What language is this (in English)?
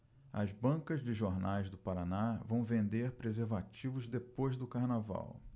Portuguese